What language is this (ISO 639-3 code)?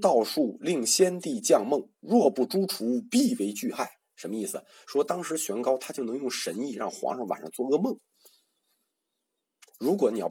zho